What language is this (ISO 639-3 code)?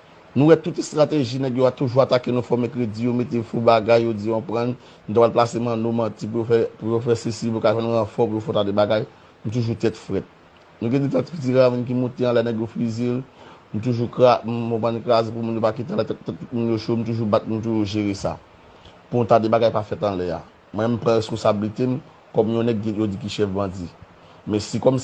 fra